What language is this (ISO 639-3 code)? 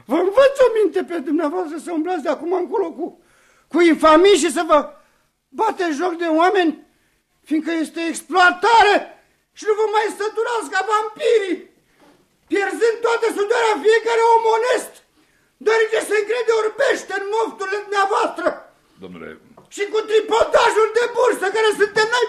ron